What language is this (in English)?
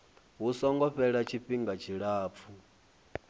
Venda